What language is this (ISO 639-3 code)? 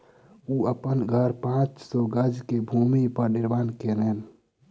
mai